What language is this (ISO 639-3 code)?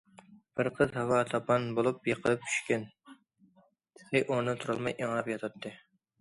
uig